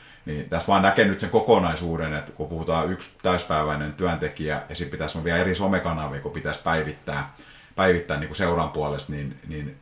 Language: Finnish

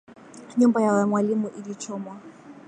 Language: Swahili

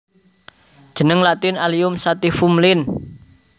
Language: Javanese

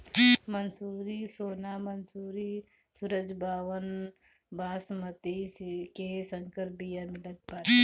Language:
Bhojpuri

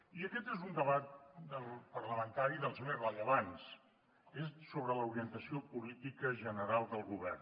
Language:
Catalan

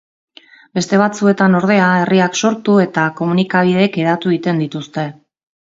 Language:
Basque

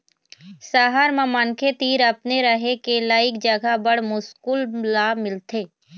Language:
Chhattisgarhi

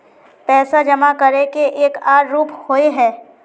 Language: Magahi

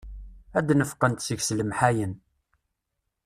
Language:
Kabyle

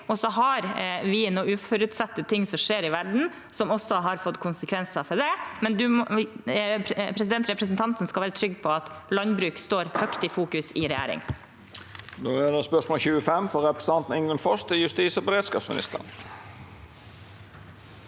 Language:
Norwegian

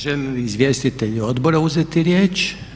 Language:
Croatian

